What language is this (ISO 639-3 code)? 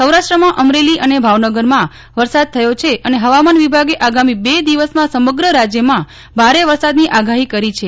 guj